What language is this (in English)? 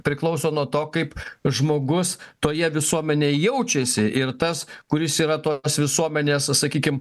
Lithuanian